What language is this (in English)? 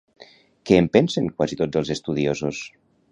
Catalan